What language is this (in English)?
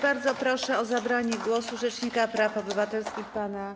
Polish